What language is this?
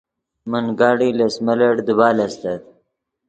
Yidgha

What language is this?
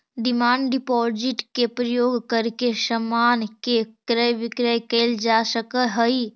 Magahi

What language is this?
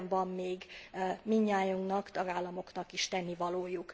Hungarian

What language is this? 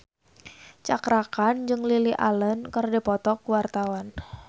Sundanese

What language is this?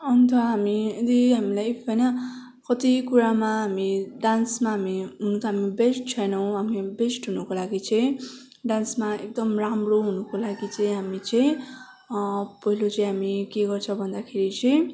Nepali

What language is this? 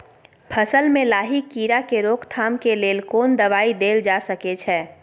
Maithili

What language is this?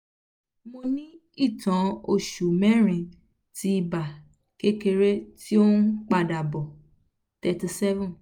Yoruba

